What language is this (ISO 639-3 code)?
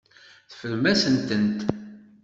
kab